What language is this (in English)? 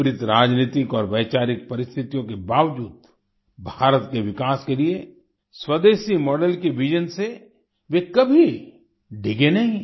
Hindi